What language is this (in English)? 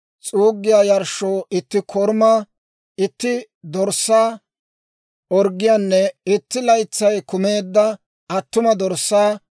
Dawro